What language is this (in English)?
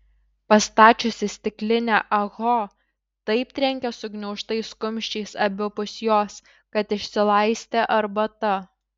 Lithuanian